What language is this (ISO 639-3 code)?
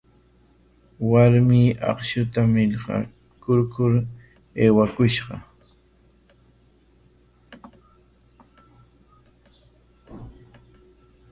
qwa